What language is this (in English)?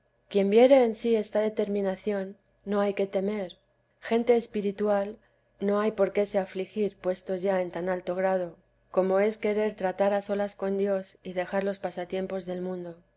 Spanish